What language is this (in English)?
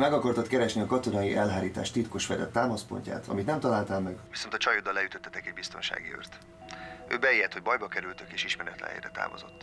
Hungarian